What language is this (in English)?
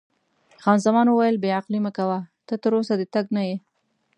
Pashto